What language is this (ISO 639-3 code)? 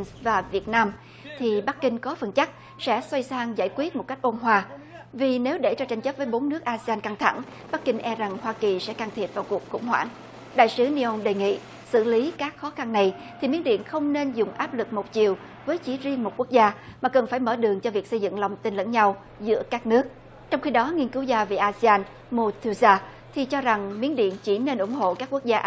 vie